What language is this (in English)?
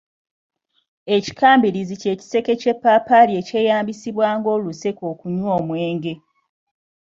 Ganda